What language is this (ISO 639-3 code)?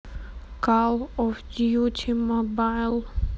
rus